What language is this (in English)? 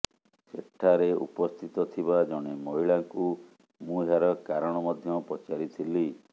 Odia